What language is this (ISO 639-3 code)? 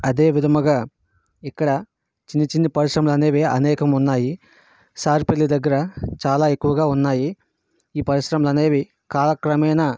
tel